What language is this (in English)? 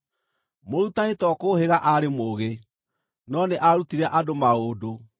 Kikuyu